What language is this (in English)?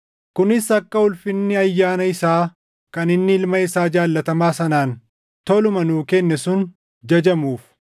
Oromo